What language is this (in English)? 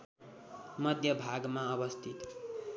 Nepali